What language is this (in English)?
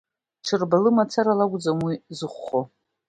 Abkhazian